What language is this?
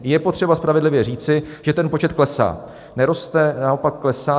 Czech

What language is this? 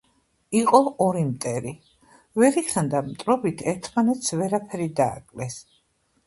Georgian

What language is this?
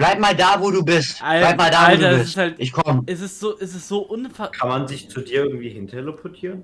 German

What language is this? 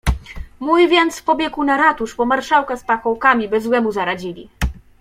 Polish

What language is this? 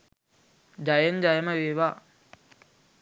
Sinhala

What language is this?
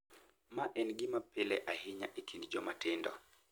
Luo (Kenya and Tanzania)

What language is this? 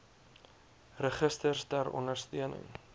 Afrikaans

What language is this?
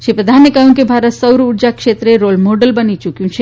Gujarati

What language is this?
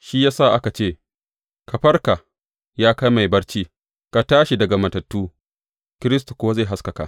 Hausa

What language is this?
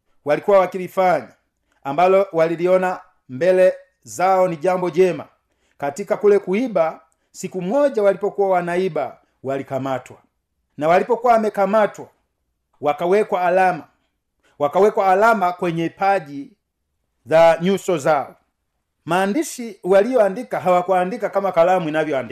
Swahili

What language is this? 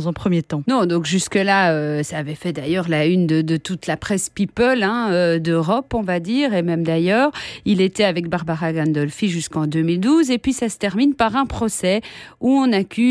French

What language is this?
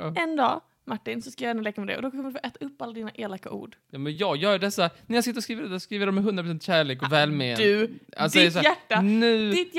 Swedish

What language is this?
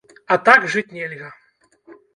Belarusian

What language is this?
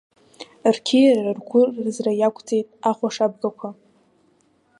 Abkhazian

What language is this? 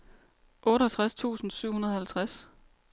Danish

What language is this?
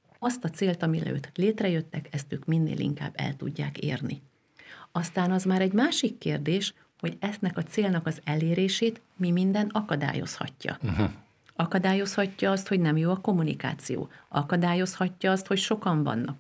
Hungarian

